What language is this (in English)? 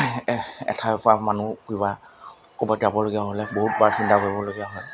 Assamese